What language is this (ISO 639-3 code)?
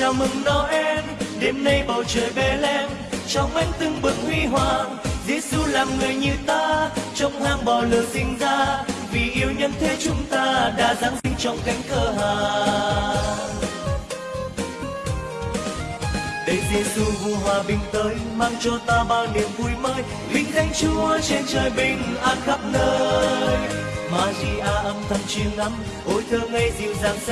vie